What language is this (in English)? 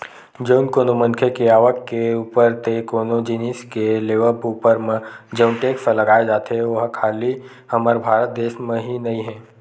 Chhattisgarhi